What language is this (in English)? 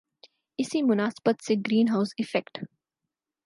Urdu